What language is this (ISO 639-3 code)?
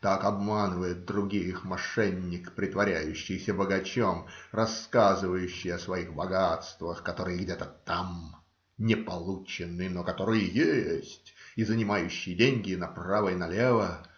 rus